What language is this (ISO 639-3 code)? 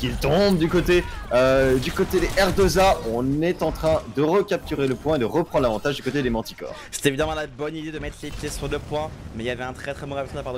fra